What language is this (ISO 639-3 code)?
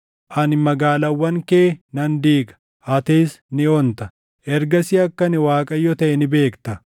orm